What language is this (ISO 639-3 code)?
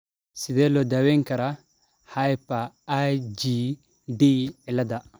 som